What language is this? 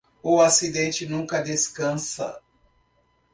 Portuguese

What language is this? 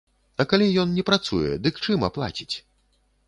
Belarusian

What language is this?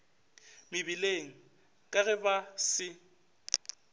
Northern Sotho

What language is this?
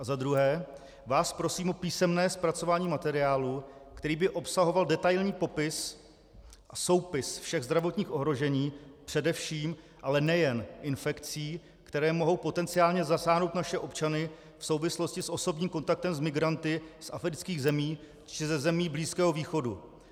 Czech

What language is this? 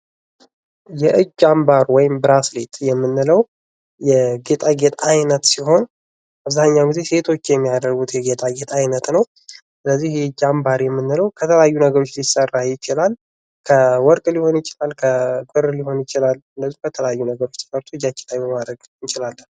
Amharic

